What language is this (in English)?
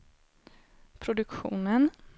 Swedish